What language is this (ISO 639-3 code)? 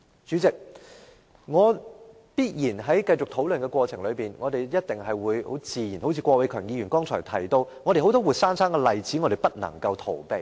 yue